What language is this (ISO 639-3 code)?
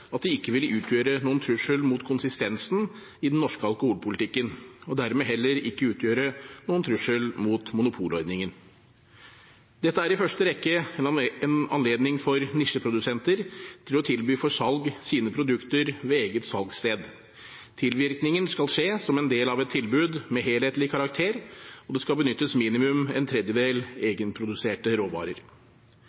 nob